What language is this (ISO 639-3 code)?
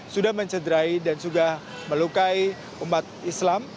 ind